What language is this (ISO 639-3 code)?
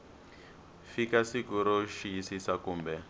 tso